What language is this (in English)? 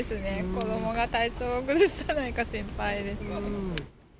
Japanese